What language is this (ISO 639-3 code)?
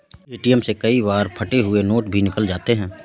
hin